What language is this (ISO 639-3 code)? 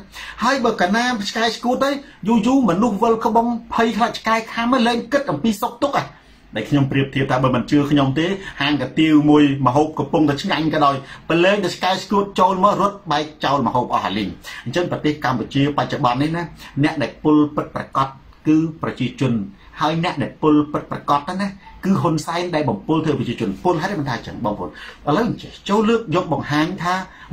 tha